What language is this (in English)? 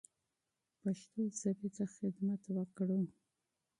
Pashto